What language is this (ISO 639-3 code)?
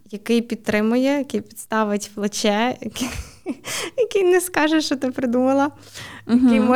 ukr